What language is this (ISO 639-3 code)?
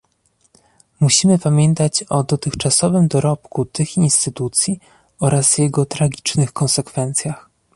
pol